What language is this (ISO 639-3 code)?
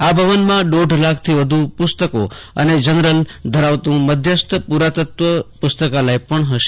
guj